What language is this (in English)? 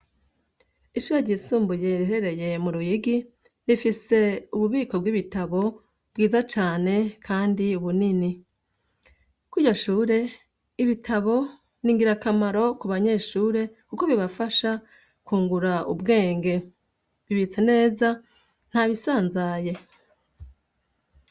Rundi